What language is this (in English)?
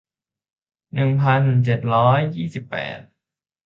Thai